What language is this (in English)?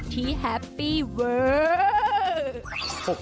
Thai